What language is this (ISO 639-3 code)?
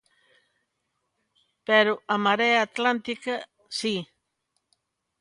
glg